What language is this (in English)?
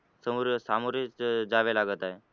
Marathi